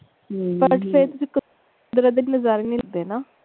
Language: Punjabi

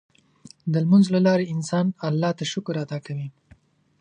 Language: Pashto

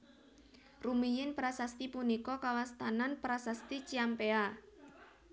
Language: Javanese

